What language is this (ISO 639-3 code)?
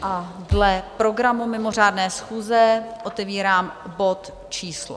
ces